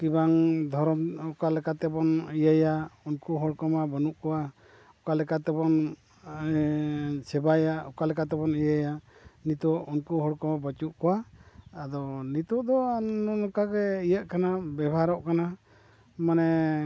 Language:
Santali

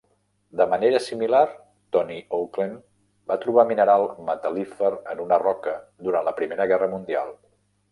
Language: Catalan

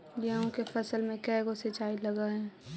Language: Magahi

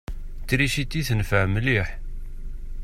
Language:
Kabyle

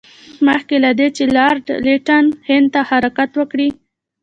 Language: Pashto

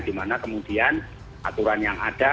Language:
Indonesian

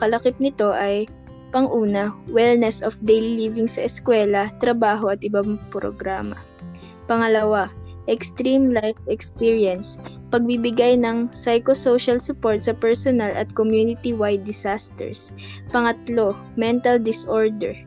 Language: Filipino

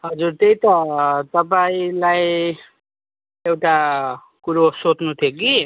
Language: Nepali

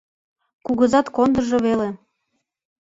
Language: Mari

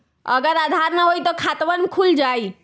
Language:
Magahi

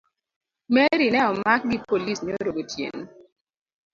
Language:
Luo (Kenya and Tanzania)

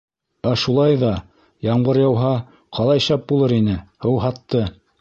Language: Bashkir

